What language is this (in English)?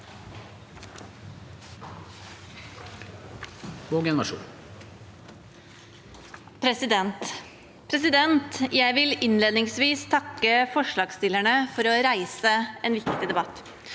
Norwegian